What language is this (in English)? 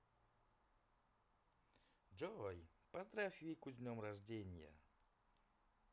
Russian